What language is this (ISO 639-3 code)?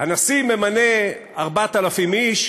heb